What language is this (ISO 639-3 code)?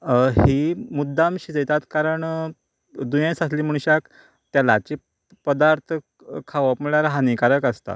kok